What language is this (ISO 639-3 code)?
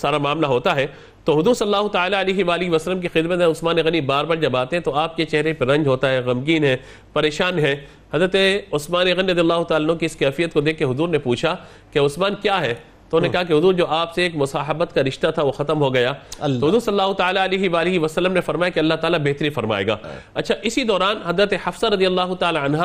urd